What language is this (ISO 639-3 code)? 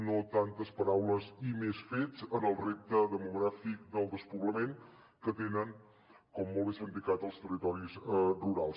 cat